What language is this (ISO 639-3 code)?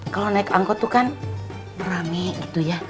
ind